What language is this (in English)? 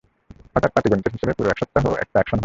Bangla